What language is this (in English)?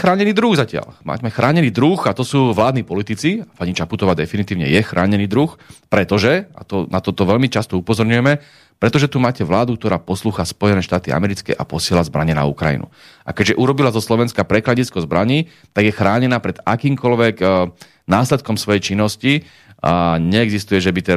Slovak